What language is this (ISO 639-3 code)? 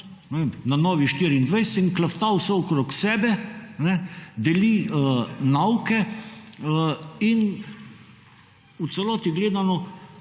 slv